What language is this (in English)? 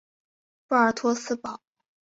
Chinese